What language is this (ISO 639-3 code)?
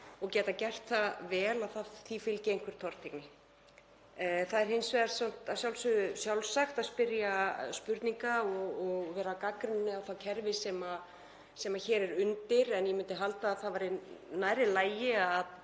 isl